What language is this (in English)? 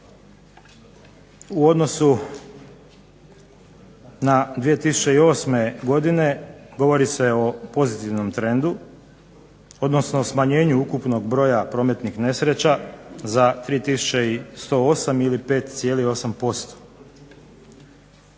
Croatian